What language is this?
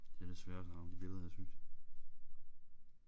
Danish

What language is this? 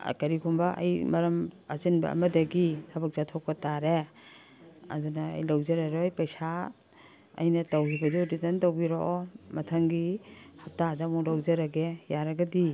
Manipuri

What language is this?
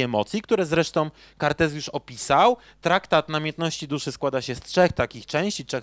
Polish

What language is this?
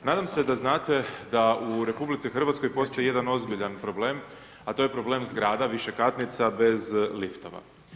Croatian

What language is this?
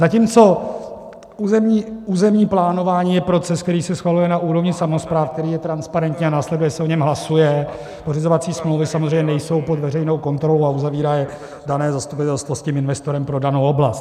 Czech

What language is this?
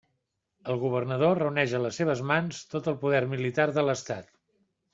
Catalan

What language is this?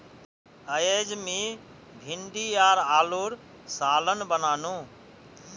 Magahi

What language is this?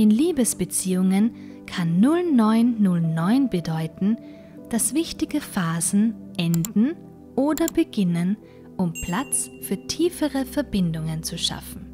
German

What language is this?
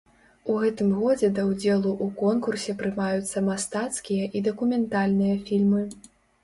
Belarusian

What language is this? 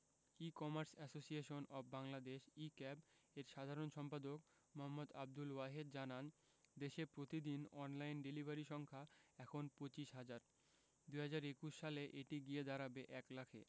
Bangla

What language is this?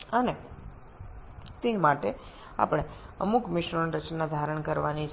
Bangla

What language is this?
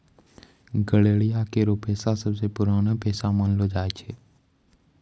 Maithili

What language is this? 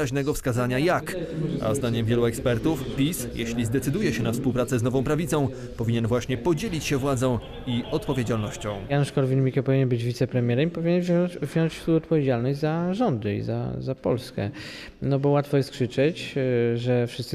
Polish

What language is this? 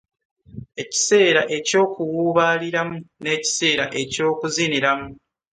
Ganda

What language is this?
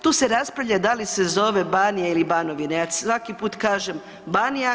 Croatian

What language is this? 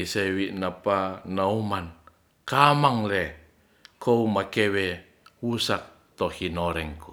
Ratahan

